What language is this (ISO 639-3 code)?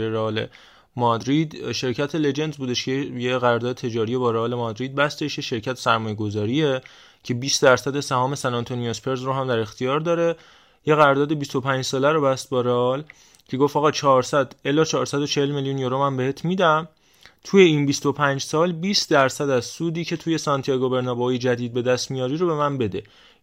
fas